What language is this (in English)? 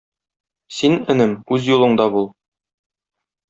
Tatar